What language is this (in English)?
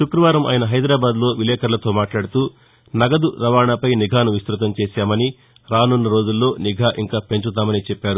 Telugu